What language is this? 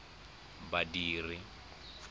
Tswana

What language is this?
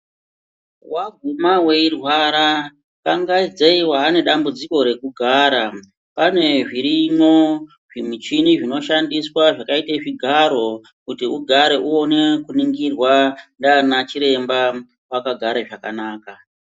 Ndau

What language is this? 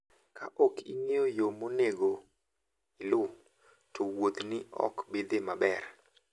Luo (Kenya and Tanzania)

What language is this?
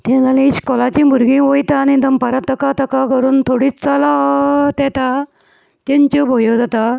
Konkani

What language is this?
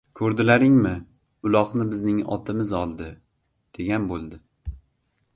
Uzbek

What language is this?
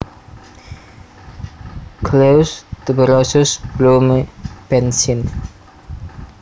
Javanese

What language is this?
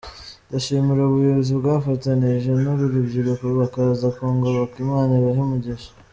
Kinyarwanda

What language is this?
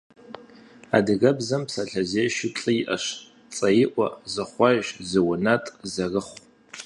Kabardian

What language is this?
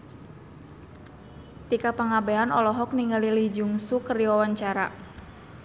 Sundanese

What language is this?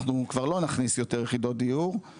Hebrew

